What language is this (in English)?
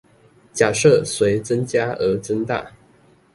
Chinese